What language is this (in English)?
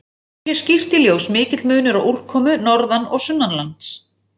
Icelandic